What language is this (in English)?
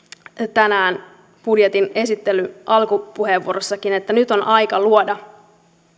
Finnish